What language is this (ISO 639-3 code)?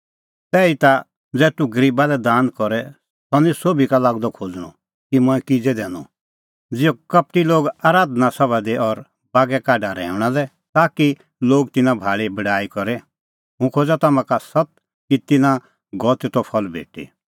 kfx